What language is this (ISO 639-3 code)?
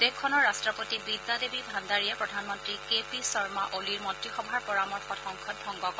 asm